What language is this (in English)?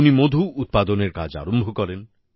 Bangla